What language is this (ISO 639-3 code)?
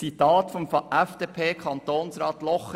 gsw